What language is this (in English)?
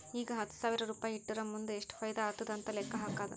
Kannada